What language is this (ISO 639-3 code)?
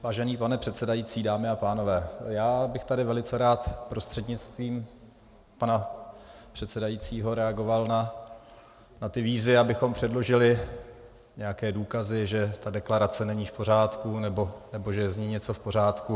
ces